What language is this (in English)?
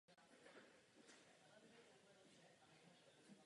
Czech